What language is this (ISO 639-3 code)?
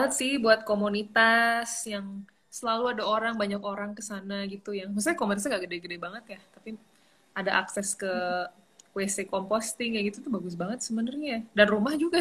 ind